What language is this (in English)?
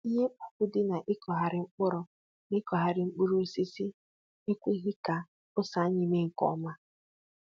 Igbo